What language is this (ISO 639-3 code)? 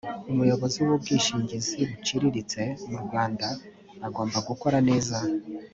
kin